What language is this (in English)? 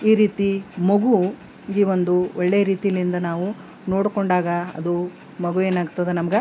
Kannada